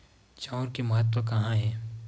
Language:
Chhattisgarhi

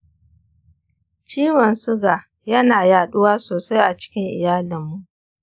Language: Hausa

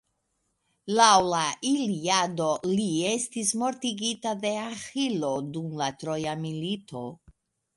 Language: Esperanto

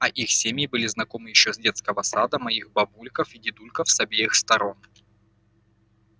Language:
Russian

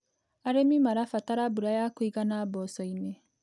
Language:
Kikuyu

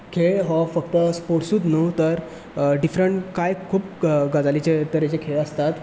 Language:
Konkani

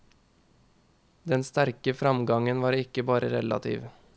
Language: Norwegian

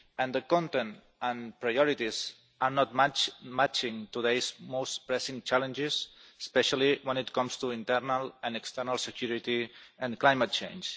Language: English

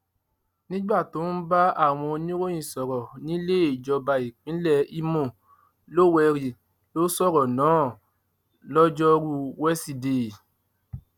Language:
Yoruba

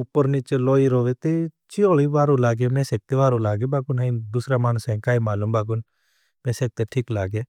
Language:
Bhili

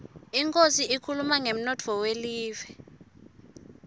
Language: Swati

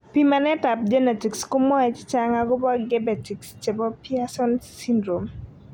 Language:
Kalenjin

